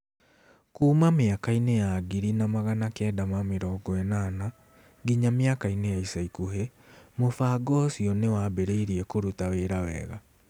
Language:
Kikuyu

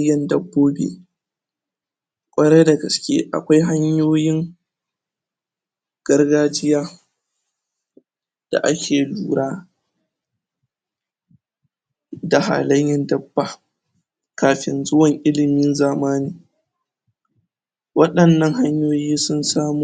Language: Hausa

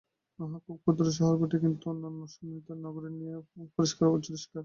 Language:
Bangla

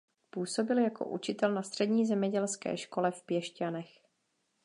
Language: Czech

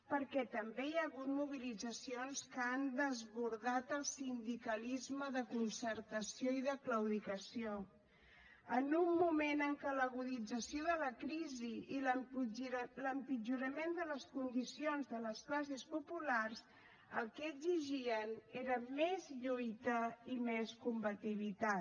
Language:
Catalan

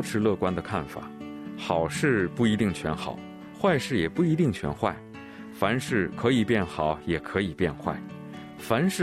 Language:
Chinese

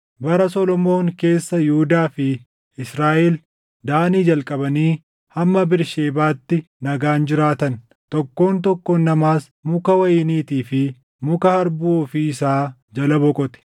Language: Oromo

